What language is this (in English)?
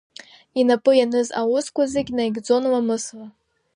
Abkhazian